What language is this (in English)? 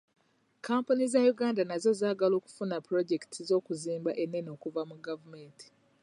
Ganda